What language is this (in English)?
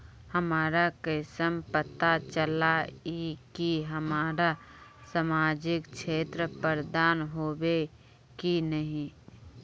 Magahi